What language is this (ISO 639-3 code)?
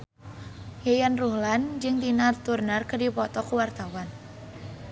sun